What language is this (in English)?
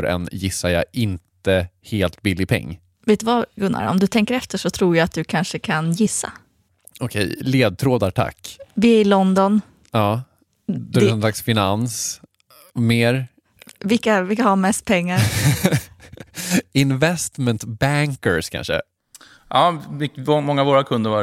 Swedish